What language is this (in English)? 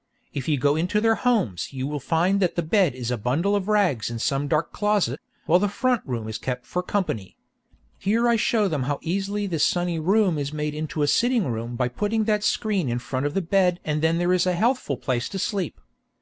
English